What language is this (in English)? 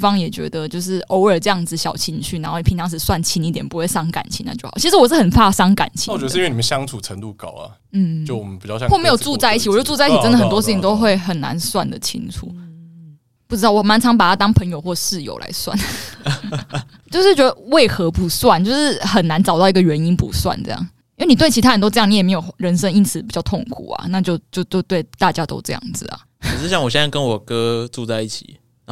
Chinese